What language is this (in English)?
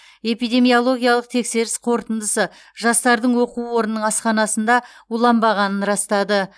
Kazakh